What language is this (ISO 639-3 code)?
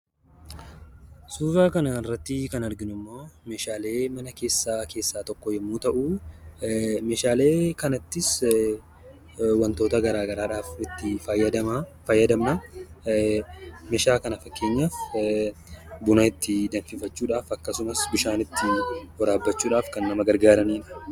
orm